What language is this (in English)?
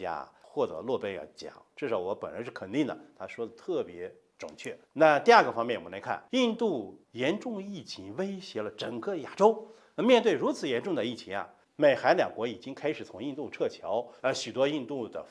Chinese